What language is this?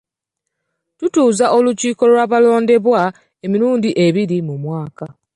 Ganda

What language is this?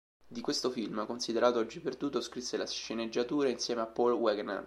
Italian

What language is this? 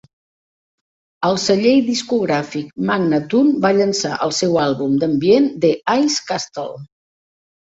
Catalan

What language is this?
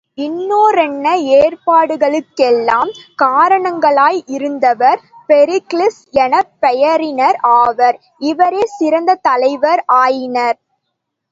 Tamil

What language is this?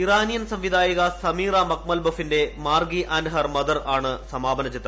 Malayalam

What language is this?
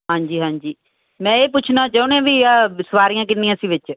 Punjabi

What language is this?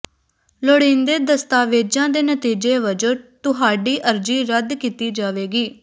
Punjabi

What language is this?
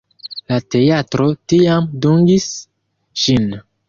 Esperanto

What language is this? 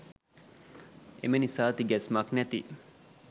Sinhala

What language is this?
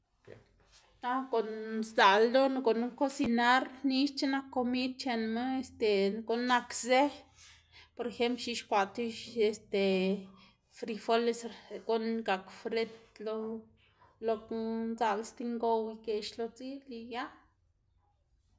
Xanaguía Zapotec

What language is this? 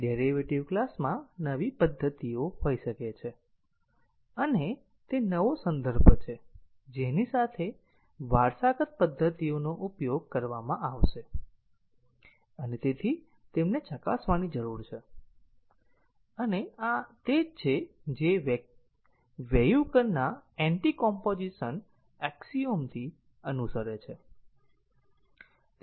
Gujarati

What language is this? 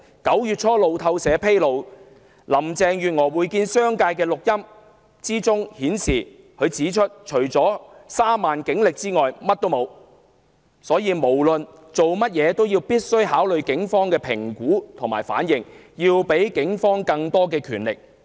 Cantonese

